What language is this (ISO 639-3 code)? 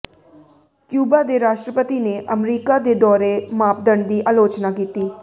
pan